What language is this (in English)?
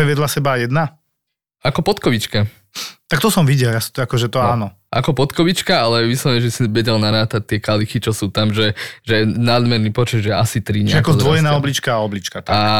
Slovak